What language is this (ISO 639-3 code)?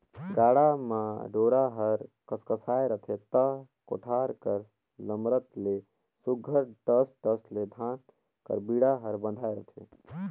hne